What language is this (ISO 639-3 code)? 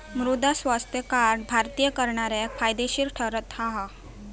mar